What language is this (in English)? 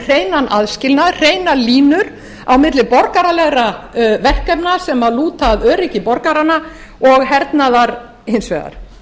Icelandic